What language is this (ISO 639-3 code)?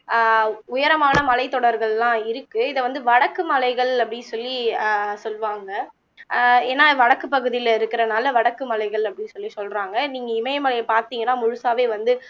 tam